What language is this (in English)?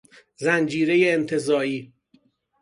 Persian